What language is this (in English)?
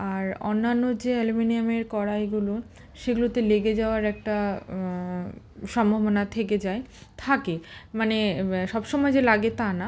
Bangla